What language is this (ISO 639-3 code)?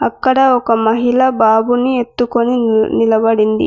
tel